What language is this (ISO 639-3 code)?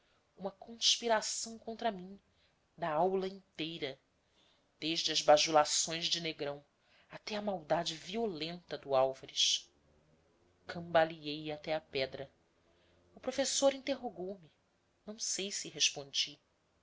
por